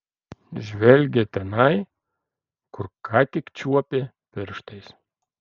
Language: Lithuanian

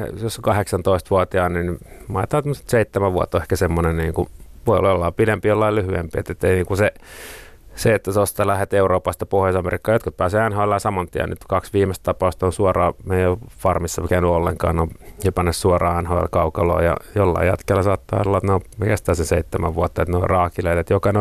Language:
Finnish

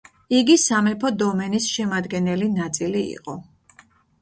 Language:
Georgian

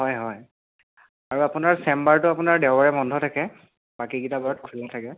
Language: Assamese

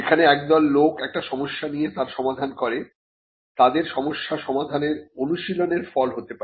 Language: Bangla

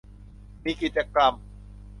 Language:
Thai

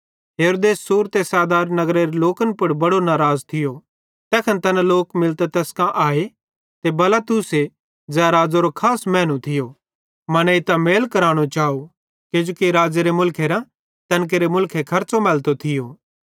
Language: Bhadrawahi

